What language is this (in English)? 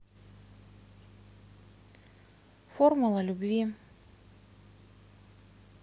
Russian